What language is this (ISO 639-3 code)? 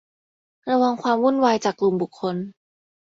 tha